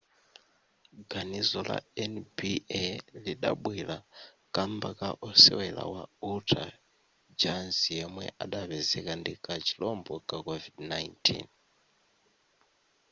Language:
Nyanja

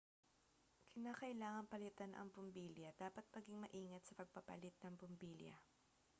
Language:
Filipino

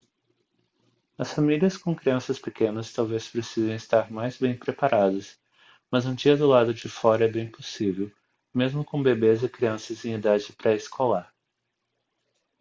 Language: Portuguese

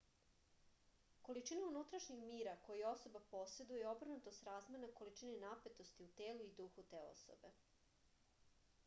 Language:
Serbian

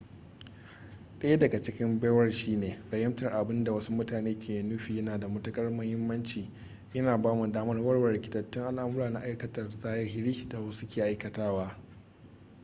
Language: Hausa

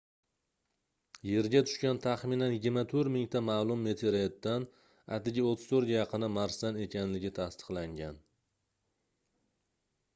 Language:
Uzbek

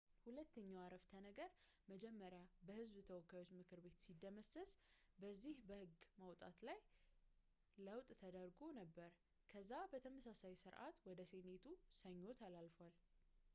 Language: Amharic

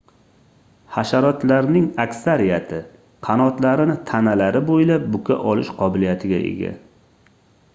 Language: Uzbek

